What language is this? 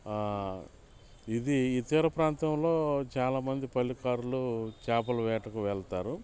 Telugu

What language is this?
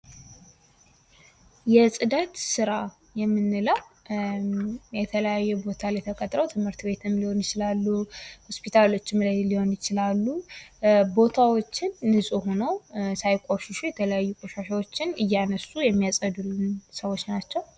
Amharic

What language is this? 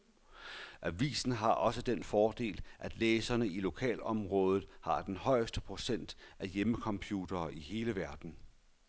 Danish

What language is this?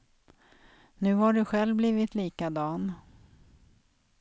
Swedish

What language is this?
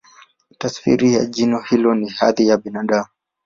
Swahili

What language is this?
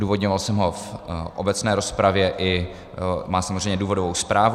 Czech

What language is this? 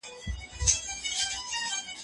Pashto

